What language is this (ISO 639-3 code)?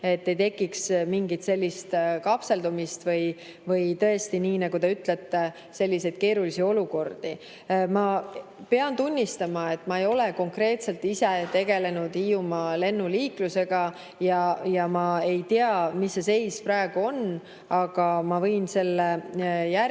est